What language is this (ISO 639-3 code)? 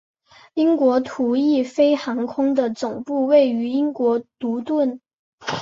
zho